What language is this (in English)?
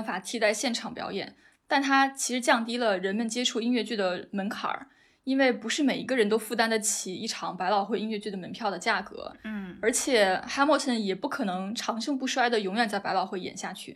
Chinese